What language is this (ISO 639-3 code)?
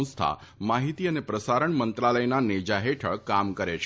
guj